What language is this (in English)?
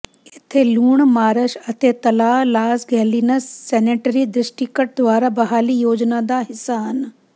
Punjabi